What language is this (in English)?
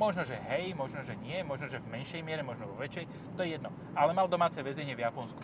Slovak